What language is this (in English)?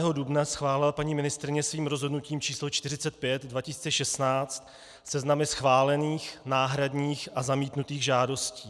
Czech